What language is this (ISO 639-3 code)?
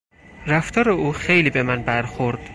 fas